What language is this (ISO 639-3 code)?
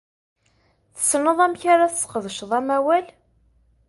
kab